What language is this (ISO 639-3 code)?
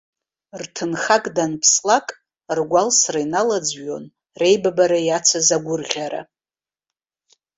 abk